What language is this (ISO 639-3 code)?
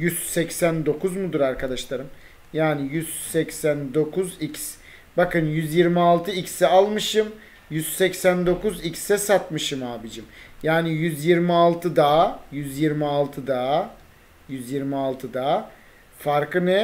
tur